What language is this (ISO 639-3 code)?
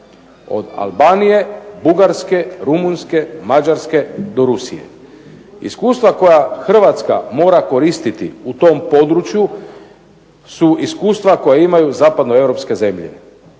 hrv